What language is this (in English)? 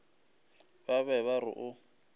Northern Sotho